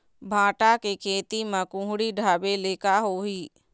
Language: Chhattisgarhi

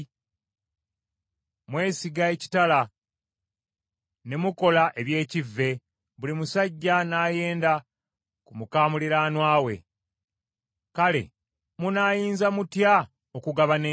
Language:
Ganda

